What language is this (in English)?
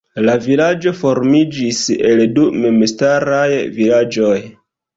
Esperanto